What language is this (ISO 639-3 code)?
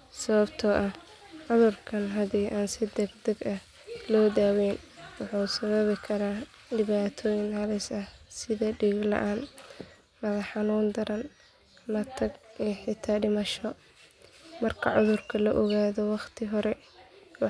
som